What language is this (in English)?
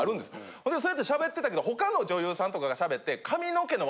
Japanese